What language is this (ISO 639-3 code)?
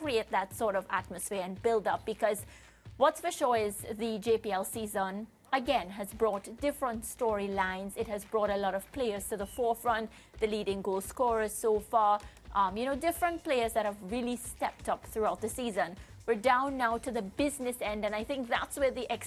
eng